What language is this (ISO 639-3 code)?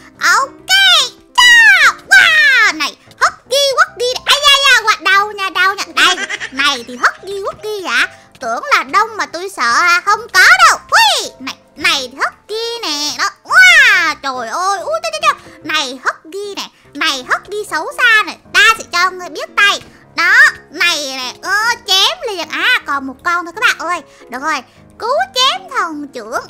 vie